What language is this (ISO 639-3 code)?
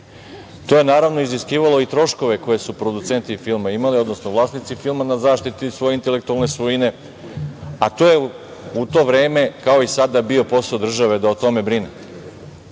srp